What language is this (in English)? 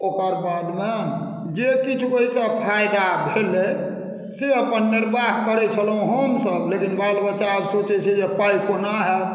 Maithili